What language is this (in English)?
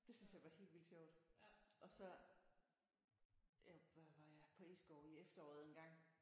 Danish